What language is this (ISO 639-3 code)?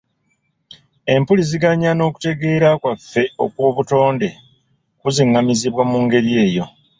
lug